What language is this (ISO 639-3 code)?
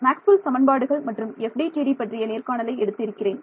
tam